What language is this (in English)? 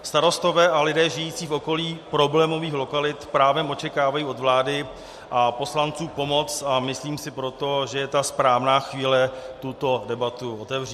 Czech